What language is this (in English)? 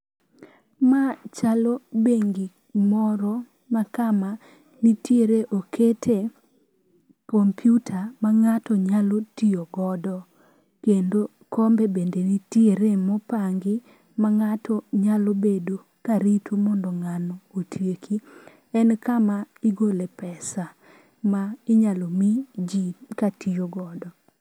Luo (Kenya and Tanzania)